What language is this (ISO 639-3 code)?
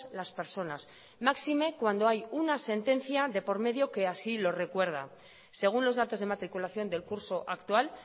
spa